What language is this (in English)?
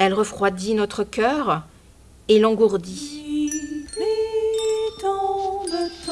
French